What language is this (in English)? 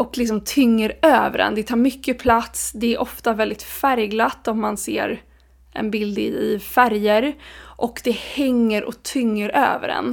Swedish